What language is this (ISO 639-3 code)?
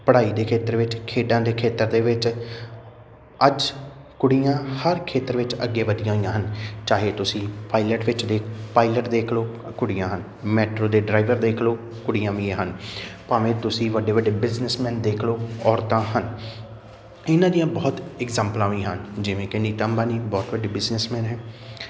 pan